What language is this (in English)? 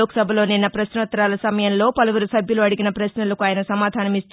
Telugu